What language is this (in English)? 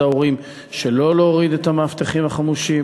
Hebrew